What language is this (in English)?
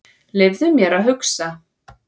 Icelandic